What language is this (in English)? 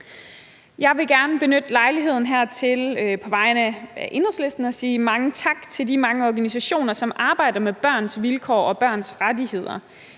Danish